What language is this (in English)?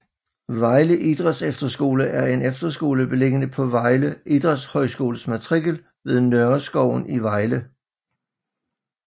Danish